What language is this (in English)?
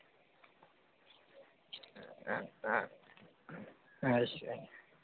Dogri